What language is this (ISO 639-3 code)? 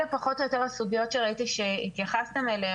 heb